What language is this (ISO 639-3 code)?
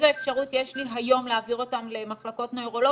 heb